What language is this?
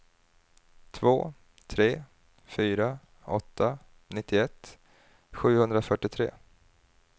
Swedish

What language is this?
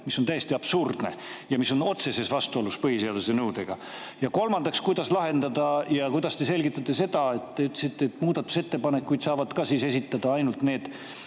Estonian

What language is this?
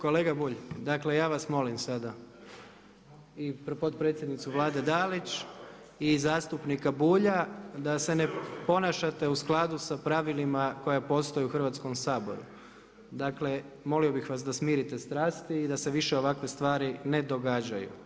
Croatian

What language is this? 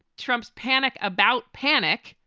English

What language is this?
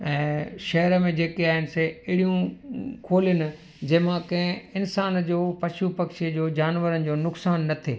Sindhi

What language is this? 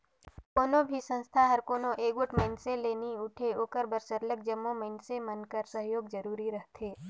Chhattisgarhi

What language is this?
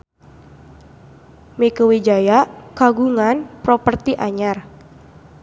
Sundanese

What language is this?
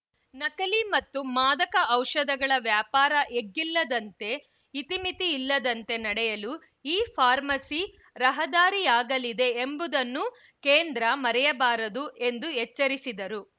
Kannada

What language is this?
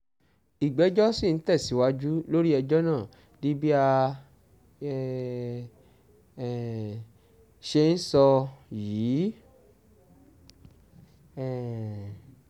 Yoruba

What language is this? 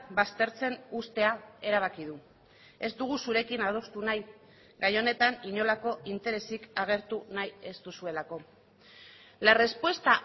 Basque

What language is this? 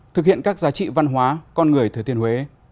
Vietnamese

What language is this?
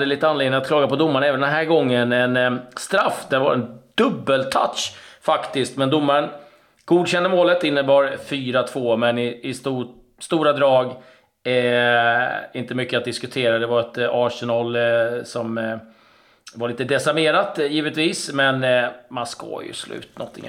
Swedish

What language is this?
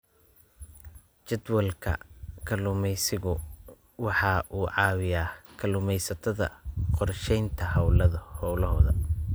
Somali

